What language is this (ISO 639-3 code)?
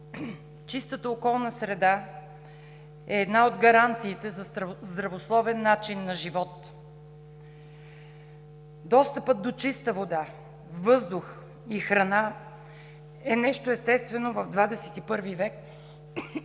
bul